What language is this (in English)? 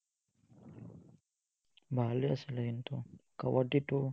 Assamese